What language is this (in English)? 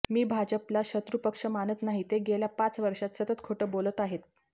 Marathi